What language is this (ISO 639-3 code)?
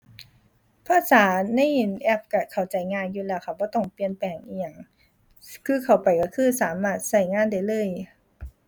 tha